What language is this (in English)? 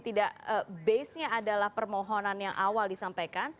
Indonesian